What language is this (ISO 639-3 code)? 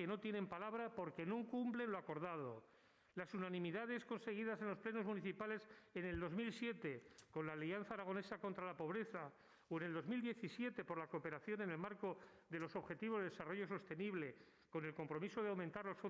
spa